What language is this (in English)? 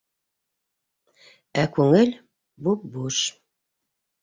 Bashkir